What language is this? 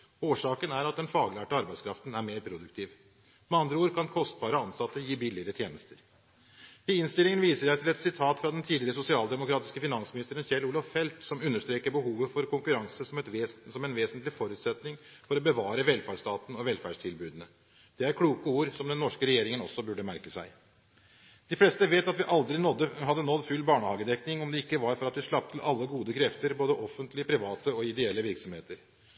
Norwegian Bokmål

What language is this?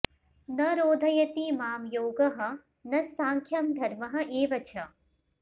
Sanskrit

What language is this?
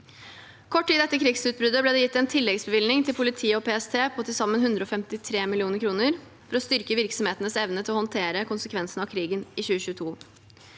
Norwegian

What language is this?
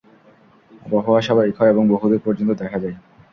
Bangla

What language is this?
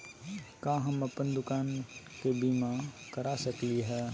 Magahi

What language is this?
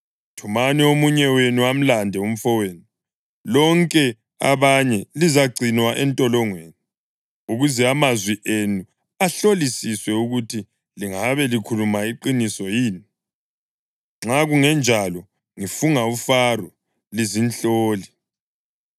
North Ndebele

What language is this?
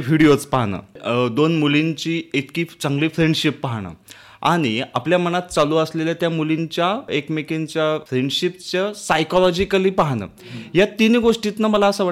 Marathi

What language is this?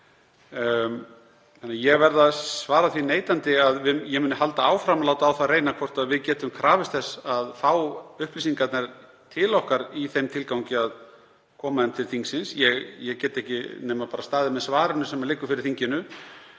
Icelandic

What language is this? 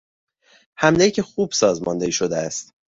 Persian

